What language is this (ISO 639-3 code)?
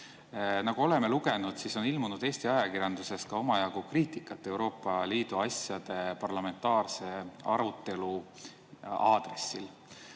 est